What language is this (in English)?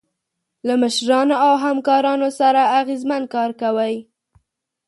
Pashto